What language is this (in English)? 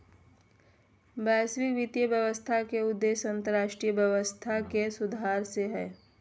Magahi